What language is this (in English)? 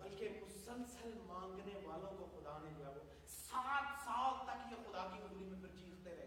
Urdu